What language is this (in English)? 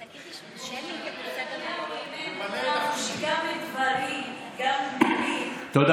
Hebrew